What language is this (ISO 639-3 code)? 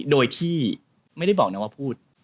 tha